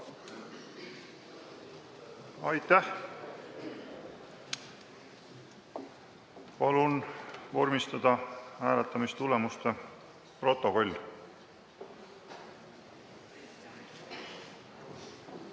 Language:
Estonian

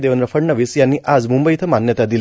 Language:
Marathi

